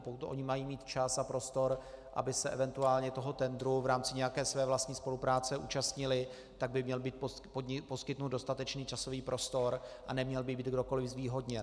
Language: Czech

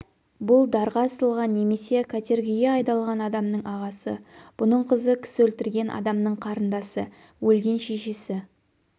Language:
Kazakh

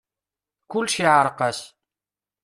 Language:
Kabyle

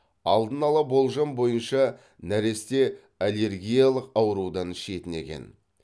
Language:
Kazakh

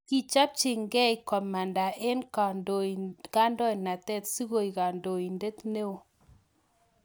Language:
Kalenjin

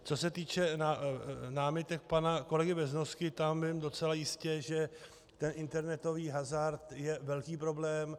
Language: Czech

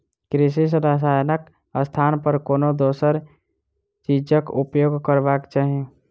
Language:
Maithili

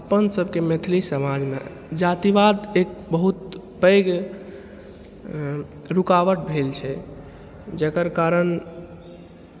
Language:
Maithili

